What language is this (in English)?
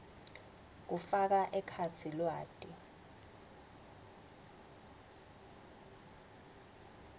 Swati